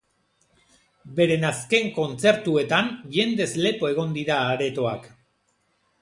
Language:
Basque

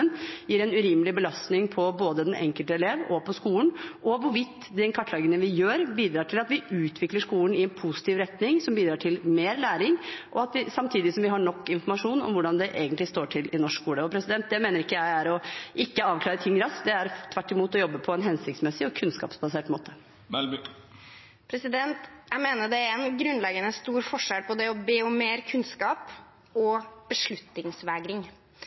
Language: Norwegian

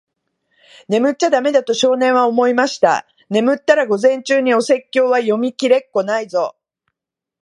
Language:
Japanese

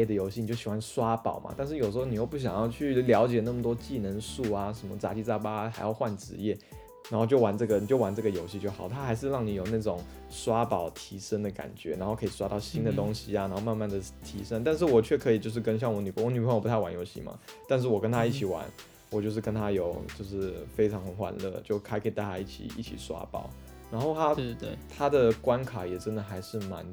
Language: Chinese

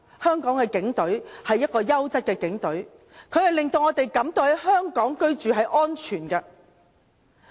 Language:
Cantonese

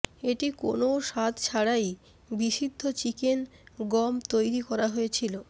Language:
Bangla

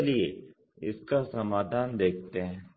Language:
Hindi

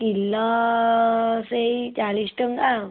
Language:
Odia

